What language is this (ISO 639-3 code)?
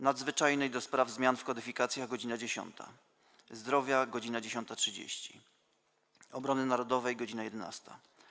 pol